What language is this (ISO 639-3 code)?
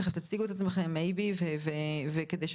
heb